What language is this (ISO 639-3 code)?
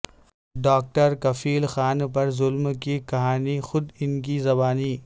urd